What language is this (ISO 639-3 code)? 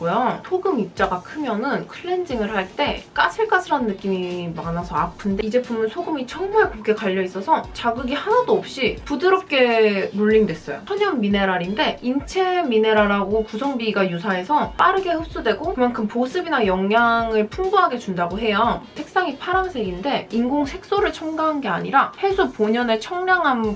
kor